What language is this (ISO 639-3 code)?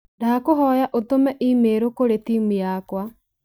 kik